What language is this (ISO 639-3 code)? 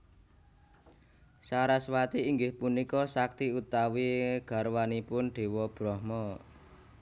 jav